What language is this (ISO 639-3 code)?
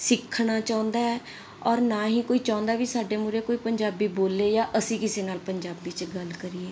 pan